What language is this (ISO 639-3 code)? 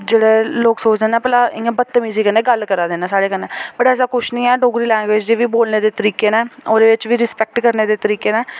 doi